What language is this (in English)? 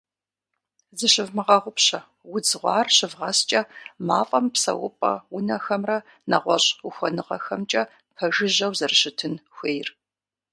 Kabardian